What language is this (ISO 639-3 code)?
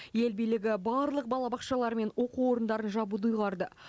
kaz